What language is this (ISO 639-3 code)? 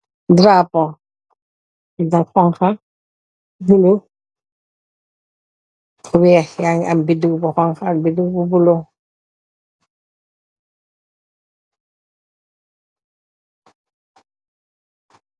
wol